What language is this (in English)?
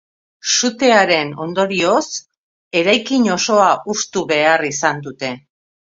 Basque